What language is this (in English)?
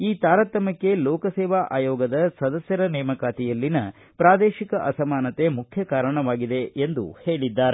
Kannada